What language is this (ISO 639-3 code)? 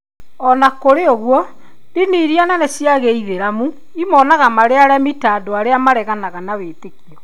kik